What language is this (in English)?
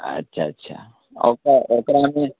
Maithili